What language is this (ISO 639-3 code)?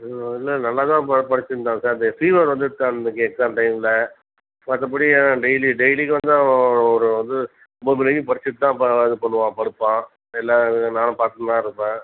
tam